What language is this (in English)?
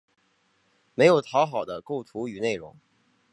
Chinese